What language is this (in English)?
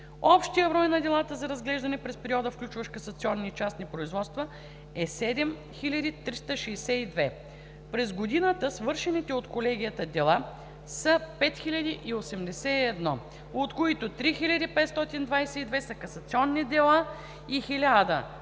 Bulgarian